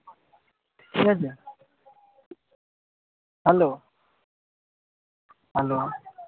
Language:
Bangla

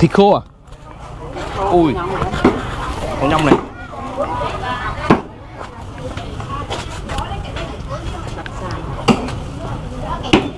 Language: Vietnamese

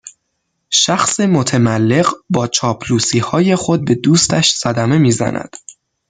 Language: Persian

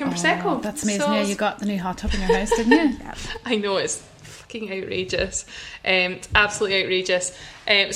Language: English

